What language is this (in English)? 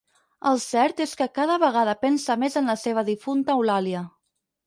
Catalan